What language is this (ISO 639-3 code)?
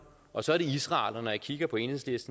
dan